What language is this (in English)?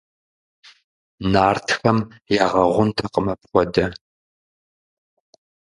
Kabardian